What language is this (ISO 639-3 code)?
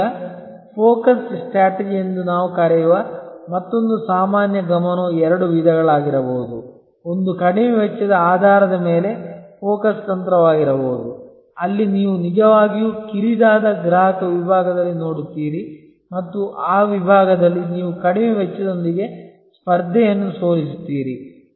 kan